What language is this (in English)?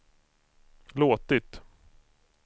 Swedish